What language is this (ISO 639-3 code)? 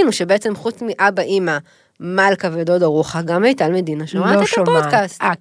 heb